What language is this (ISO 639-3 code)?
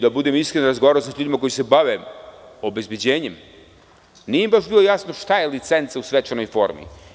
srp